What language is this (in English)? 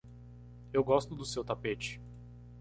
Portuguese